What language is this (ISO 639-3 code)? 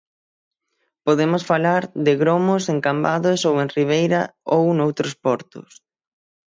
glg